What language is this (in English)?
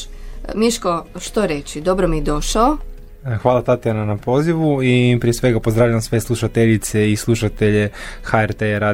Croatian